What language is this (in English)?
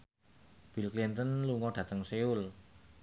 Javanese